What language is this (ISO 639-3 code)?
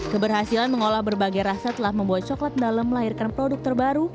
ind